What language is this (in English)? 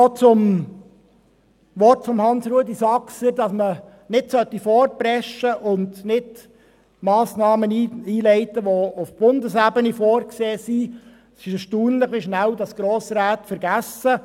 Swiss German